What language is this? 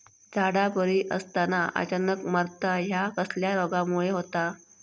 Marathi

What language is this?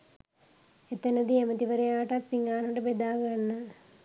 Sinhala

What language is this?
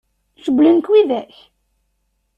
Kabyle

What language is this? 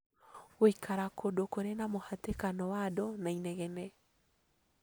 Kikuyu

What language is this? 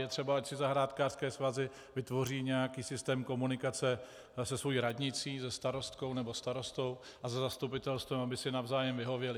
Czech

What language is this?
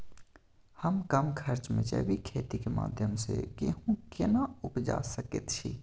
Maithili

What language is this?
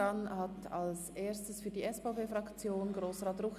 Swiss German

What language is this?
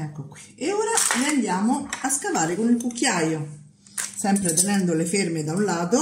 Italian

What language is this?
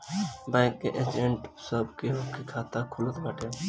Bhojpuri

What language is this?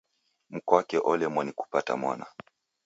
Taita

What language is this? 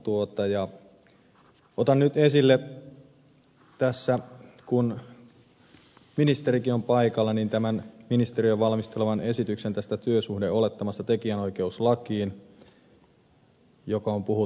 Finnish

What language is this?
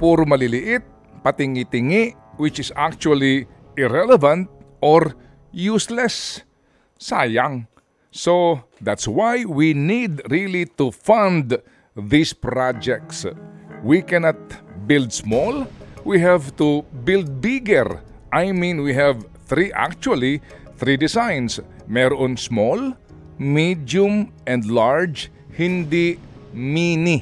Filipino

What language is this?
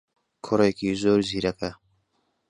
Central Kurdish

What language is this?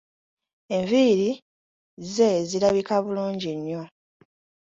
Ganda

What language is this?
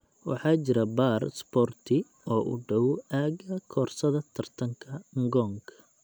Somali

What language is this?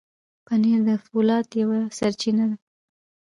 Pashto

